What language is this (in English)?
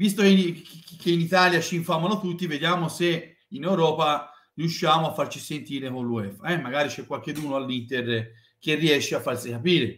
Italian